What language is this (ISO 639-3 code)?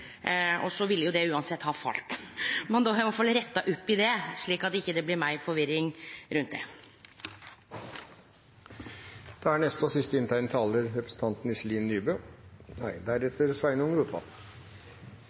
nno